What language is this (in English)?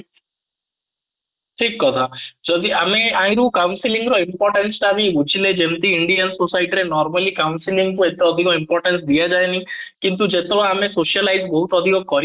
Odia